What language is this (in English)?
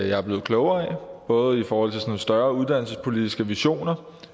Danish